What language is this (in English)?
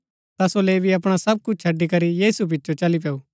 Gaddi